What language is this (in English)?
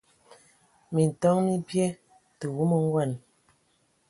Ewondo